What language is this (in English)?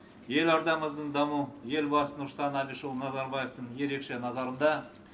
Kazakh